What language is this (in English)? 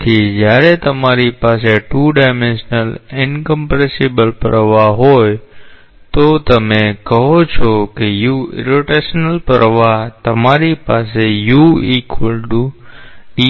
Gujarati